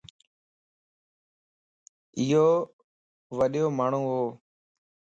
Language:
Lasi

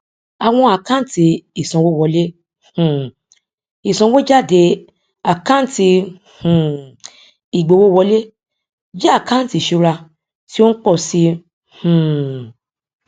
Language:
Yoruba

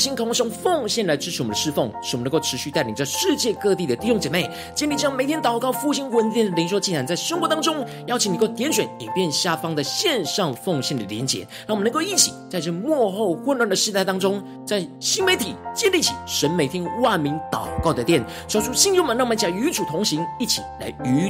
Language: Chinese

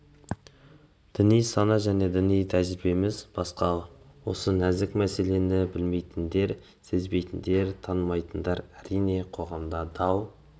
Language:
Kazakh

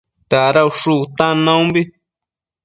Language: Matsés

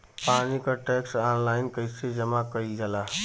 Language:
Bhojpuri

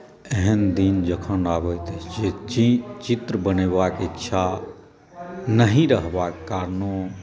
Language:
Maithili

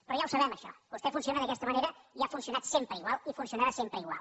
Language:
Catalan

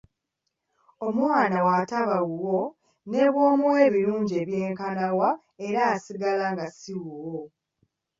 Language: Ganda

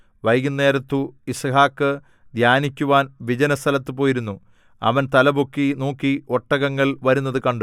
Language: Malayalam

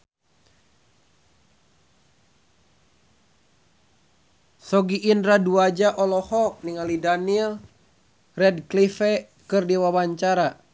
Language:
Sundanese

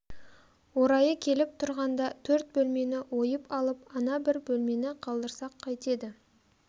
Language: Kazakh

